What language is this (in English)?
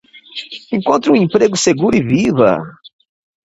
Portuguese